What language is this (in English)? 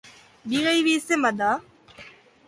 Basque